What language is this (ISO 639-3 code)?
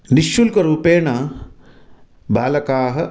san